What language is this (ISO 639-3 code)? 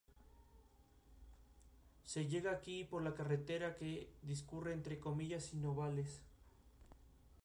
spa